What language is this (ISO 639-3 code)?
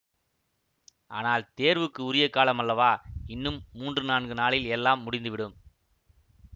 tam